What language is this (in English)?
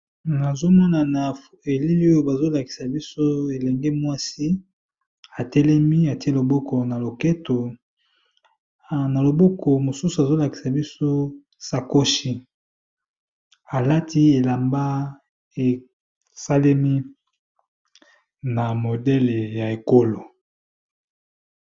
Lingala